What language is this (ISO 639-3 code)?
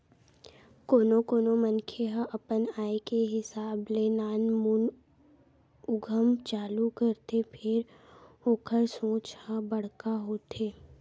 hne